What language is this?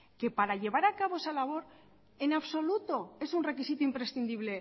Spanish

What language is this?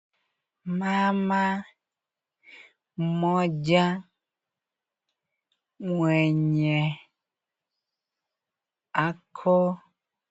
Swahili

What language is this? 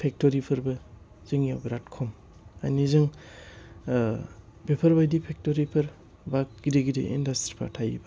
Bodo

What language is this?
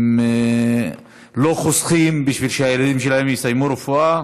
Hebrew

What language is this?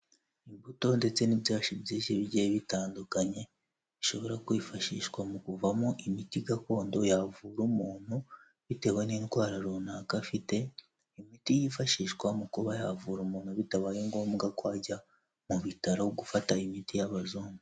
Kinyarwanda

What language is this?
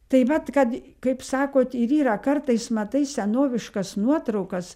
Lithuanian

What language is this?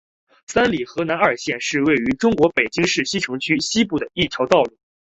Chinese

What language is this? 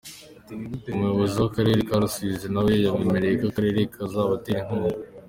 Kinyarwanda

